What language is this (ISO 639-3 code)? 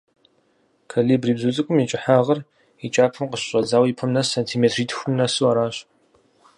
kbd